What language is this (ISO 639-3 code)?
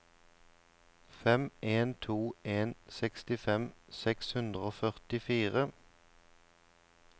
nor